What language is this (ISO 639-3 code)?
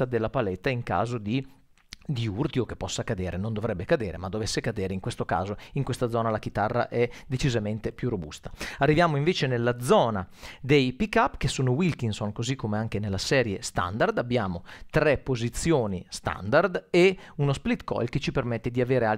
ita